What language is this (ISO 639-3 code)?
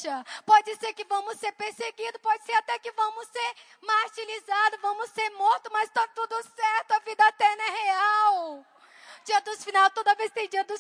por